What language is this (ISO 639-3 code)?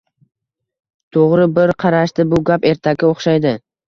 uzb